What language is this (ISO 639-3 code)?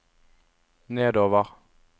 nor